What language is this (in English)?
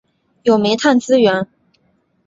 Chinese